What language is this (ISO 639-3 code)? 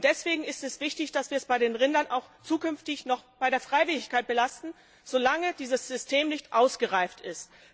deu